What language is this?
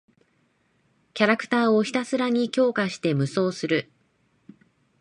Japanese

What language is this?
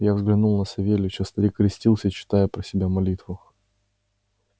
Russian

